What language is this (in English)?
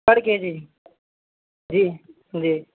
Urdu